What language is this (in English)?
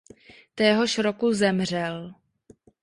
Czech